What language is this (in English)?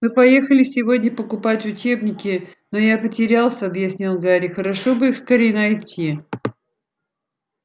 Russian